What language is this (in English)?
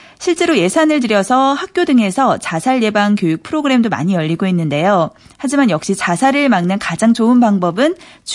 Korean